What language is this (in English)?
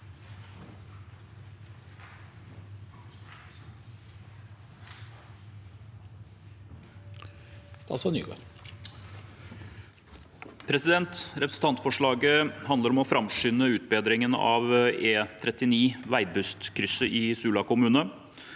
Norwegian